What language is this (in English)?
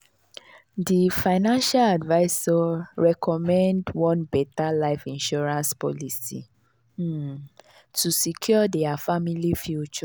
Nigerian Pidgin